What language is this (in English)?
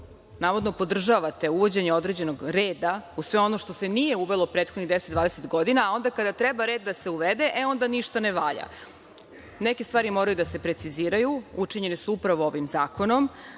Serbian